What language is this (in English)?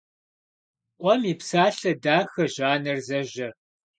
Kabardian